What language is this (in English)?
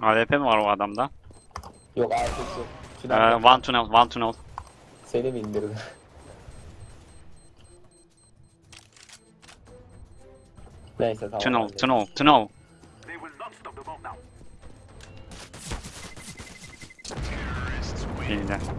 Turkish